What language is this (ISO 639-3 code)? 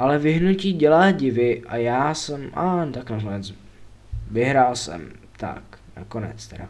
ces